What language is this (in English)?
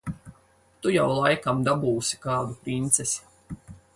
Latvian